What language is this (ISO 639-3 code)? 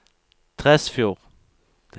nor